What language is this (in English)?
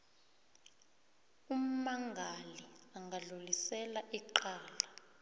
South Ndebele